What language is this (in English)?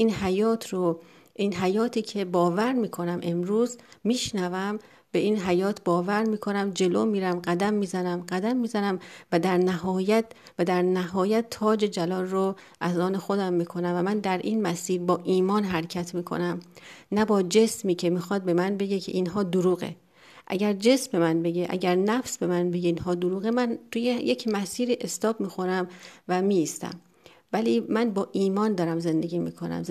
Persian